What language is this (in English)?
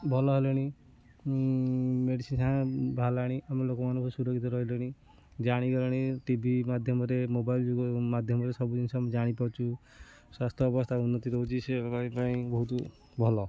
Odia